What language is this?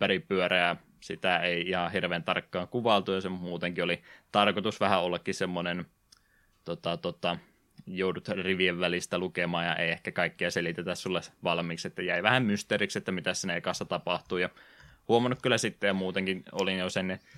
Finnish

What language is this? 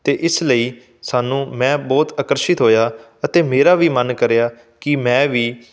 Punjabi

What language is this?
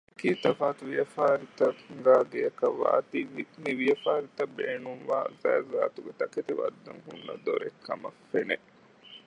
Divehi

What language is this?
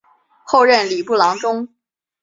Chinese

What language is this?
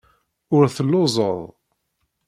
Kabyle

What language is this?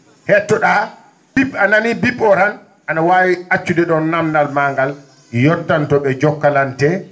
Fula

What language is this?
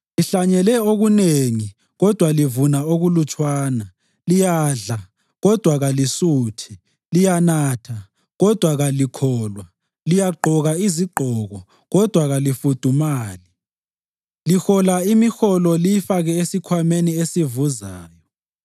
North Ndebele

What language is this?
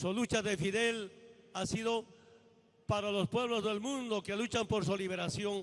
Spanish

